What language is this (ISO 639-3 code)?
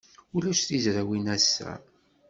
kab